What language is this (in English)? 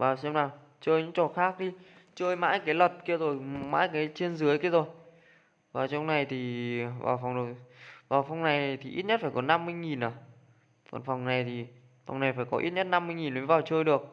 Vietnamese